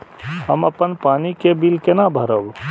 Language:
Maithili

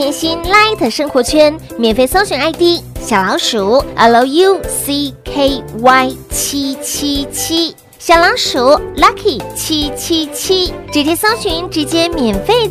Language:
Chinese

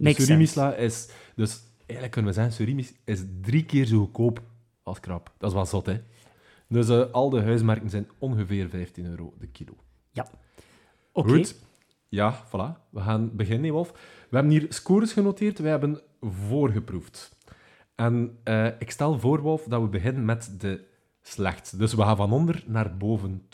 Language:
Dutch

